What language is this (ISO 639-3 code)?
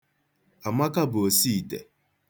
ibo